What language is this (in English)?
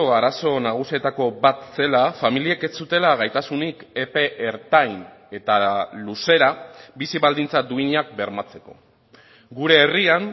Basque